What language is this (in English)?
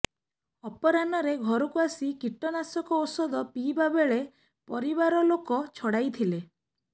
Odia